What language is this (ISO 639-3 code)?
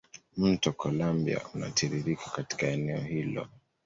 swa